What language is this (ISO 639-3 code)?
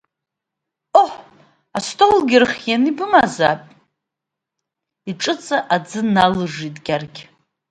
abk